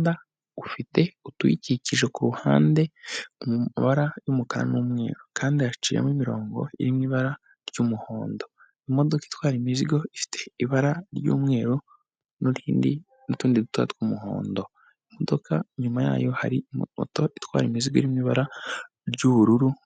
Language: Kinyarwanda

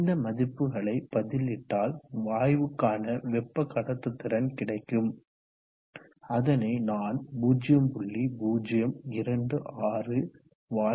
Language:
Tamil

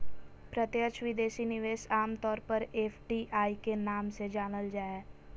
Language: Magahi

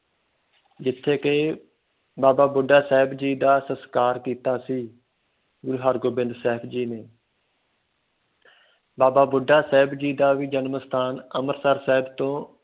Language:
Punjabi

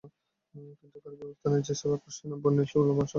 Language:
Bangla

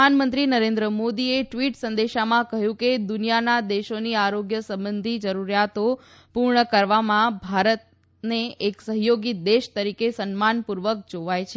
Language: Gujarati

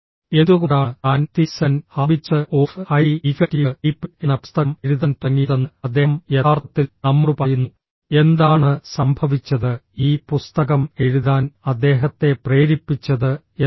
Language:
Malayalam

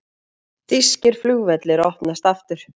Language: Icelandic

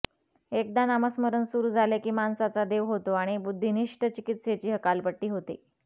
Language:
Marathi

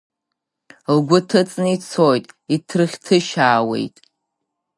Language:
Abkhazian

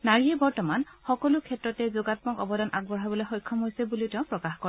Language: Assamese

